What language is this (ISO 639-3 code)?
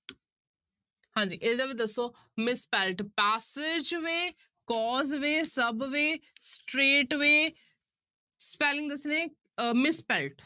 pan